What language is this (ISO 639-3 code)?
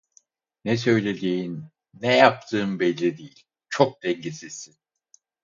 tur